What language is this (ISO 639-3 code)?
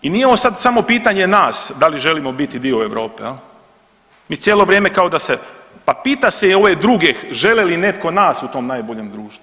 hrv